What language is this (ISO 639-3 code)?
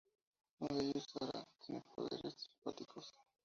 spa